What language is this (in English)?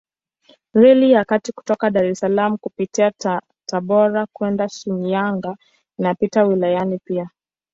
Swahili